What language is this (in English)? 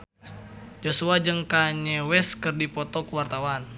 Sundanese